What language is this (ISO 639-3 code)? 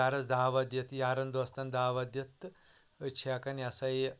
kas